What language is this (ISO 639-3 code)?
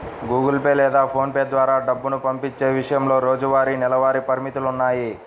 tel